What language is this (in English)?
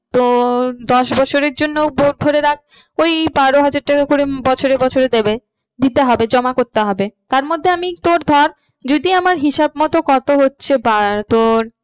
Bangla